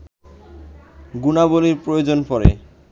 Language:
Bangla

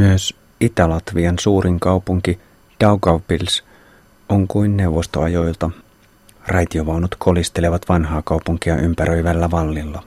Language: Finnish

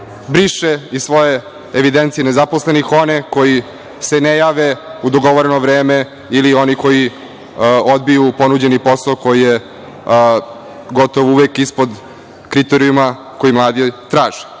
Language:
Serbian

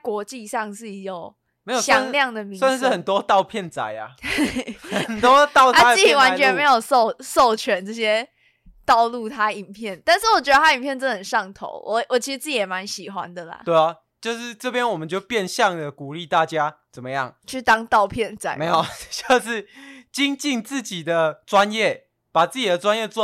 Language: Chinese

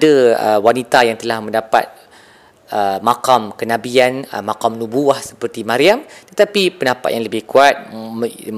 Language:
Malay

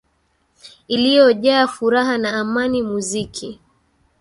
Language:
Swahili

